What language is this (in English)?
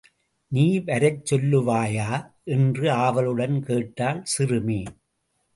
Tamil